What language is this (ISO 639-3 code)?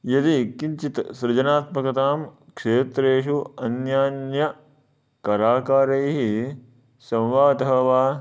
san